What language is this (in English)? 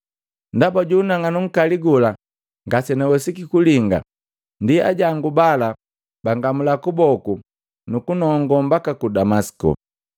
Matengo